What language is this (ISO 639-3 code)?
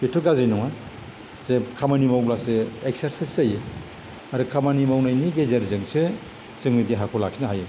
brx